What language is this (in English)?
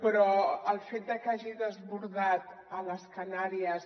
Catalan